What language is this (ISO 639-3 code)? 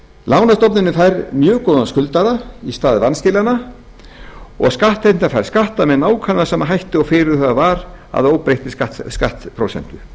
isl